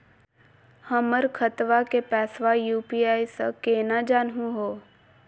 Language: Magahi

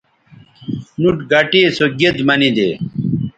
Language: Bateri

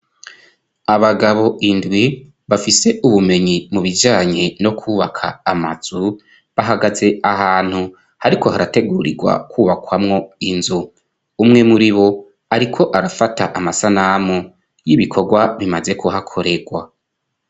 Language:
Rundi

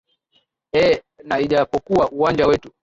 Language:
Swahili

